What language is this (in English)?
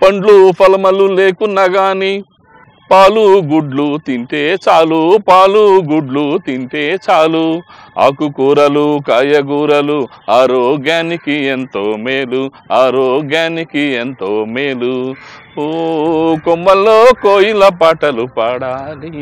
Romanian